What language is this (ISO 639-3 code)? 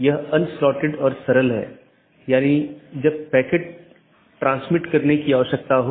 hin